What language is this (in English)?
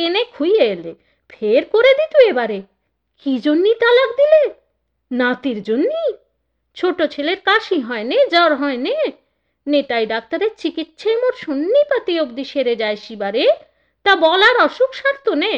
Bangla